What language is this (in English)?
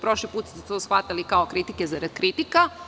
Serbian